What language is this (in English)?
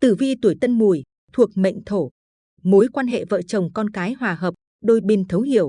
Vietnamese